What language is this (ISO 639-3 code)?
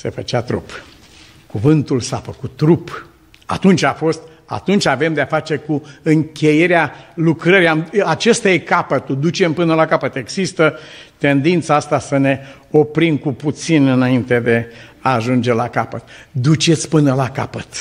ron